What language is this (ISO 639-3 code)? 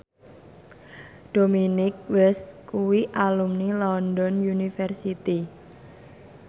jav